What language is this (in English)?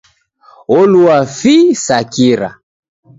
Taita